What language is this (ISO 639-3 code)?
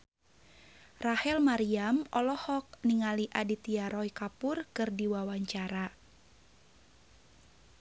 sun